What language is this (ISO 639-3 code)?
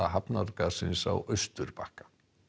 isl